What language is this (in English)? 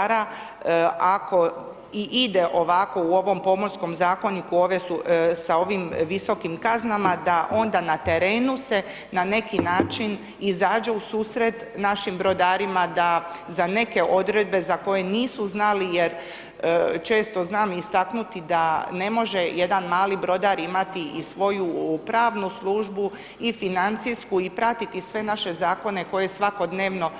Croatian